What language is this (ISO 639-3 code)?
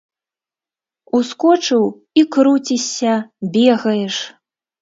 bel